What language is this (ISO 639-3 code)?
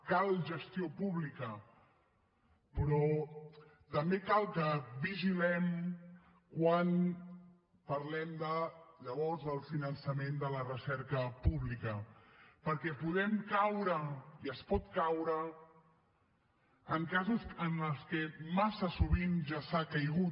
cat